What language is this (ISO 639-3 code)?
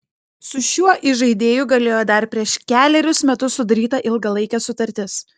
lit